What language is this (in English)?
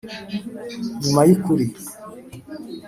Kinyarwanda